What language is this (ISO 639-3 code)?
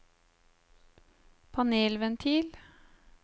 nor